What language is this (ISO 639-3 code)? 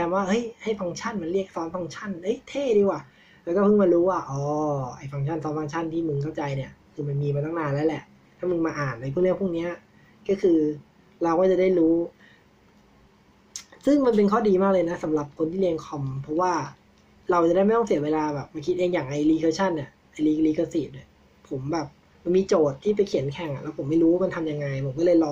tha